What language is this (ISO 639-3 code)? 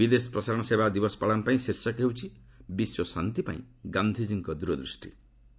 ori